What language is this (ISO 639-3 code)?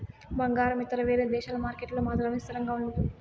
tel